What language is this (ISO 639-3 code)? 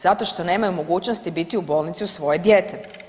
hrv